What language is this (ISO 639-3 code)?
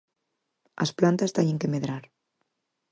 glg